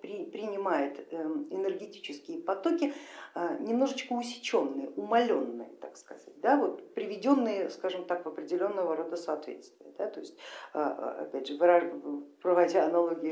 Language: Russian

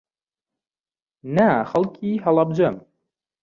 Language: Central Kurdish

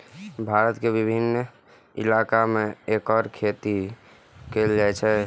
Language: Maithili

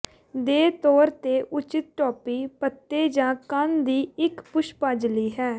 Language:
Punjabi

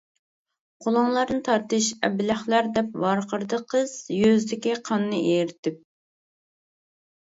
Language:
Uyghur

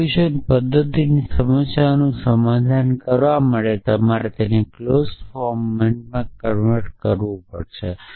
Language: Gujarati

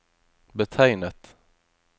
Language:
Norwegian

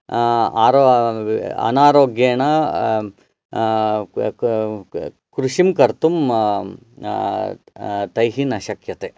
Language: Sanskrit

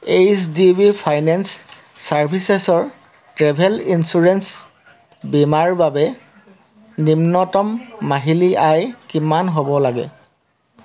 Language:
Assamese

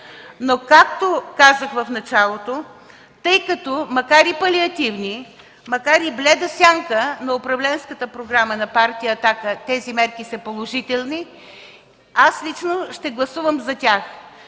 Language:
Bulgarian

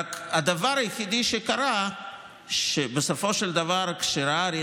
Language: Hebrew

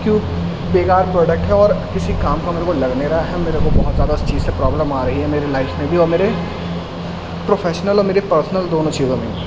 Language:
Urdu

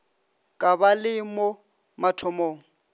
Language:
Northern Sotho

